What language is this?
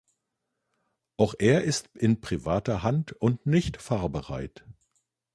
German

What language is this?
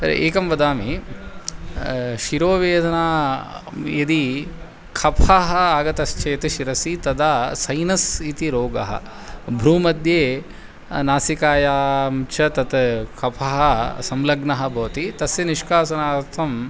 Sanskrit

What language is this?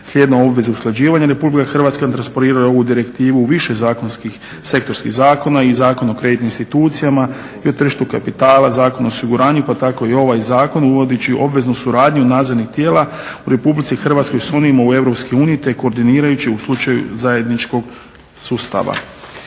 Croatian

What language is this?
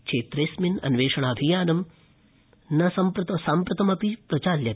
Sanskrit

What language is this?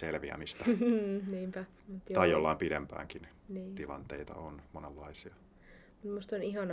Finnish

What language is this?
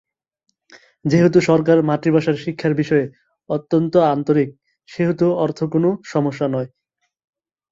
Bangla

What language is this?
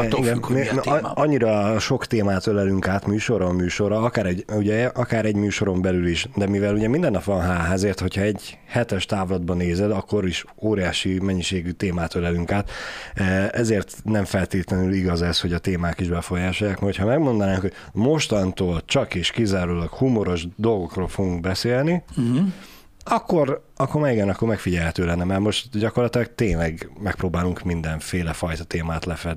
Hungarian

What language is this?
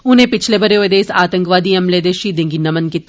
Dogri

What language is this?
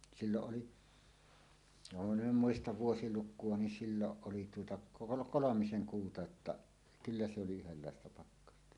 Finnish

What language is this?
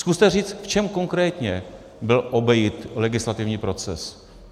Czech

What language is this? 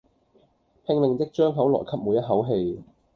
Cantonese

